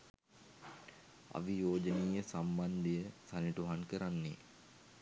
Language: Sinhala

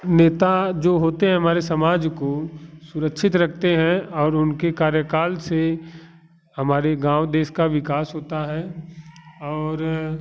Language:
Hindi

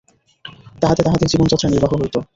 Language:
Bangla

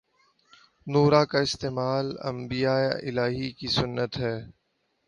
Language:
Urdu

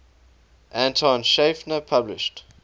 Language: English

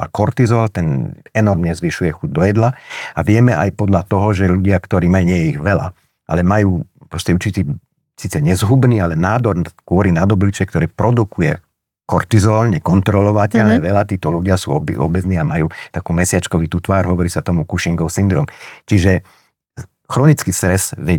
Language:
Slovak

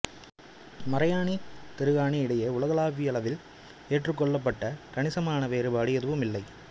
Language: Tamil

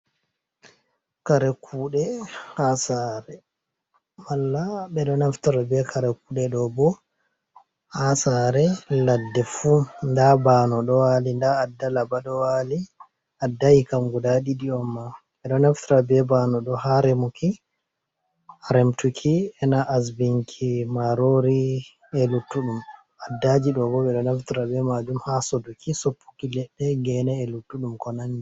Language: Fula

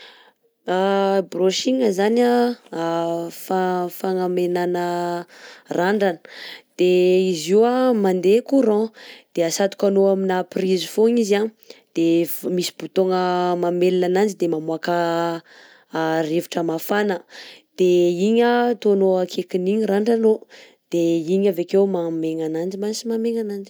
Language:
Southern Betsimisaraka Malagasy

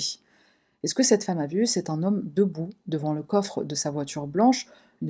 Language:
French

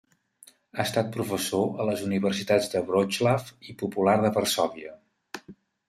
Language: Catalan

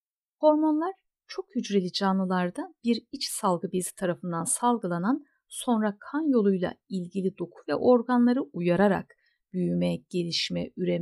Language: Turkish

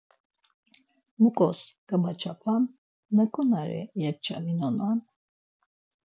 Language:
Laz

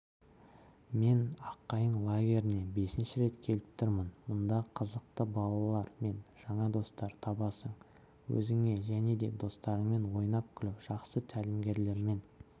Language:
Kazakh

